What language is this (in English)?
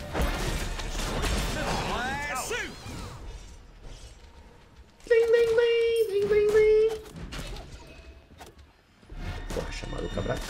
Portuguese